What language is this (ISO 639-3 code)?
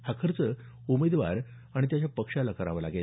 mar